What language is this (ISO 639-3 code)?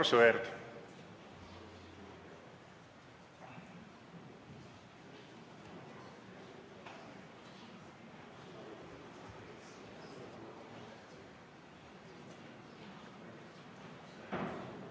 est